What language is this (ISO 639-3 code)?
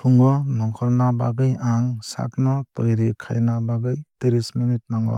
trp